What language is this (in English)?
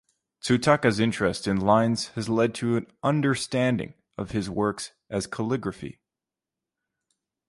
English